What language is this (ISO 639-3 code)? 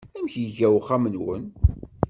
kab